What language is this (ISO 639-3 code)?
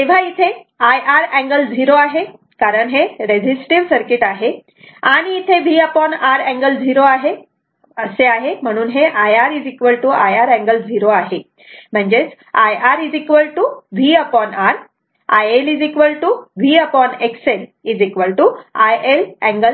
mar